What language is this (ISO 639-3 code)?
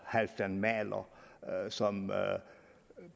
dan